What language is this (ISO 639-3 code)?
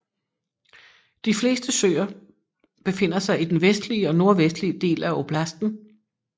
dan